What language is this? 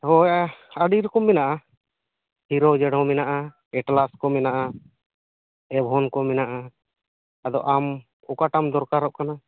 Santali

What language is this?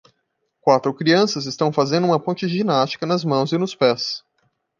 Portuguese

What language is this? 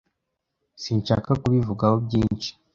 Kinyarwanda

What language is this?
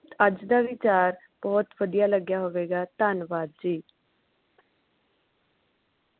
Punjabi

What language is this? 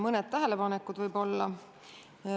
Estonian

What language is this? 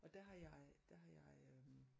Danish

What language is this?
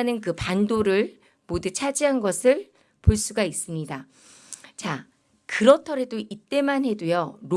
Korean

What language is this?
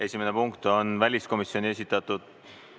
Estonian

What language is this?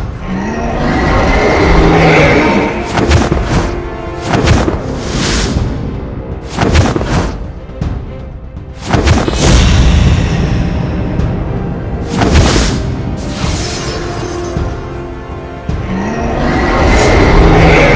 Indonesian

